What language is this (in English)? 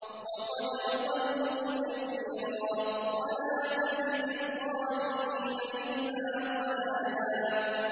Arabic